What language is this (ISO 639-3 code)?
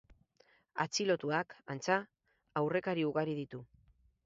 eus